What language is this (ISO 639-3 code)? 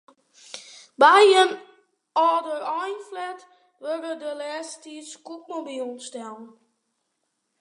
fry